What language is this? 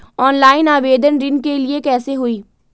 Magahi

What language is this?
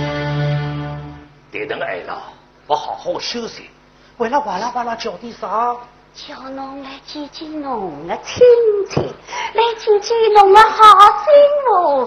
Chinese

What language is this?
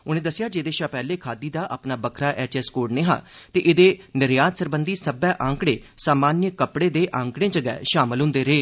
Dogri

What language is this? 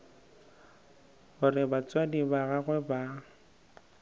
Northern Sotho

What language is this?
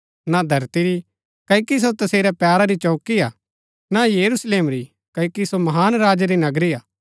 Gaddi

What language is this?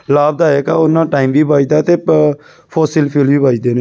Punjabi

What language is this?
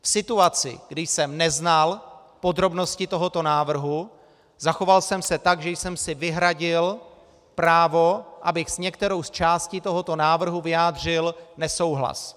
Czech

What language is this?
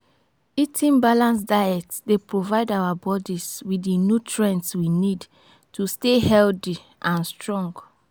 Nigerian Pidgin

